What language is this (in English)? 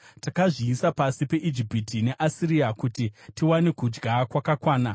Shona